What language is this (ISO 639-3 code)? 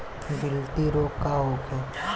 bho